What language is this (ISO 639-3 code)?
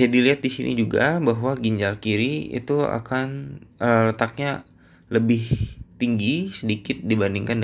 ind